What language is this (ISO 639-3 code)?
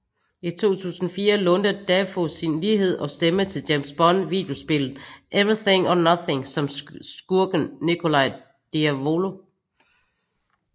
dan